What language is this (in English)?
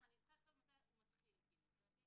Hebrew